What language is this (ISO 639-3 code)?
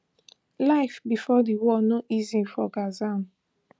pcm